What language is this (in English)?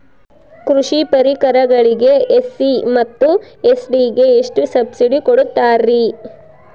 Kannada